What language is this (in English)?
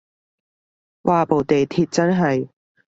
Cantonese